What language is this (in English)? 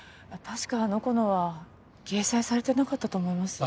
Japanese